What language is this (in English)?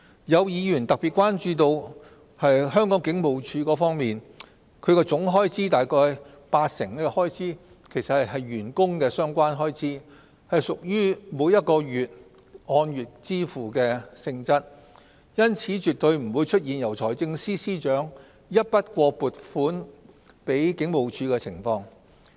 Cantonese